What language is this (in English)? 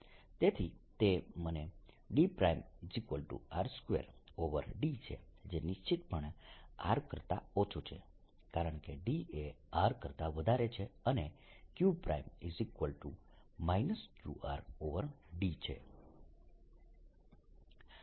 Gujarati